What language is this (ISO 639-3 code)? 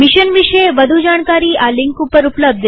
guj